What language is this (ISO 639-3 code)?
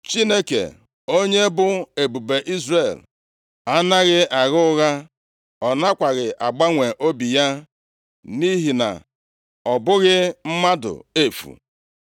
ibo